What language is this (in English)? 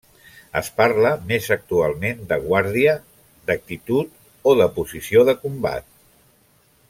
Catalan